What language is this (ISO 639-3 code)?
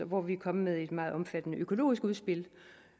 dan